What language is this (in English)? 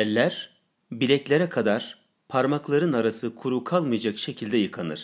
Turkish